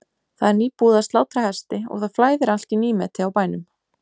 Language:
Icelandic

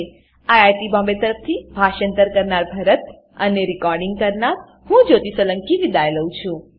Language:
Gujarati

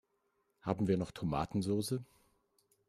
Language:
German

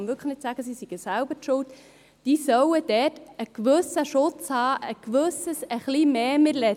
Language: Swiss German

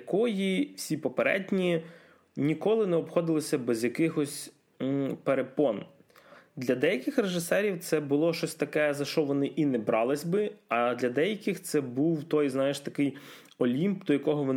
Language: Ukrainian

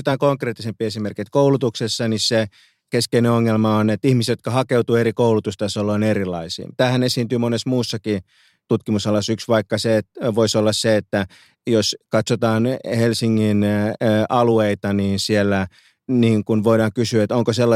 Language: Finnish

